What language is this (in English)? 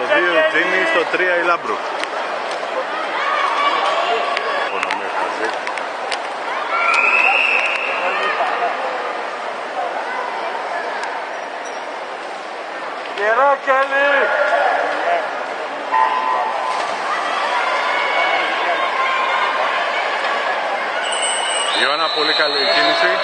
Greek